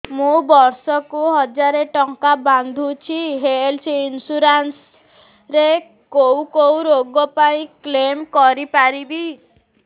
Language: Odia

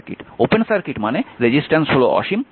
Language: Bangla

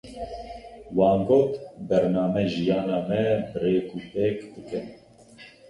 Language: Kurdish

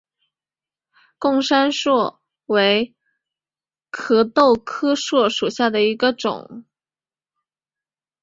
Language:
Chinese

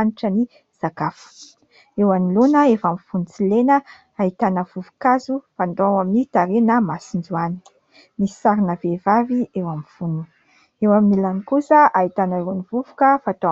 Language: Malagasy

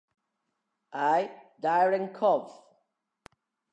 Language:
Italian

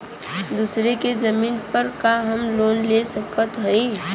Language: Bhojpuri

